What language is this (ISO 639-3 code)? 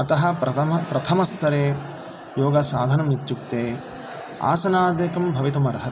san